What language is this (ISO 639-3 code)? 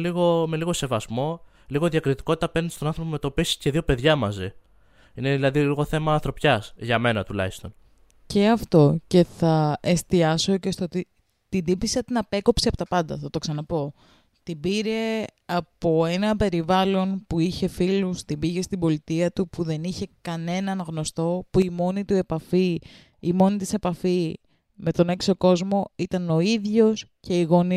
ell